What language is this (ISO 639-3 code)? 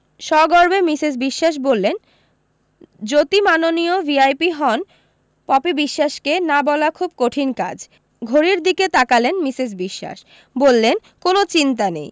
ben